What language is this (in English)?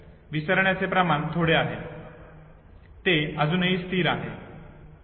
Marathi